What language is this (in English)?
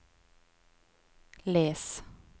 Norwegian